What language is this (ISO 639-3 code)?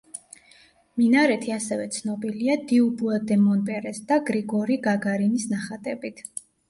kat